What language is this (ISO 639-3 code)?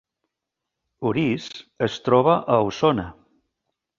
cat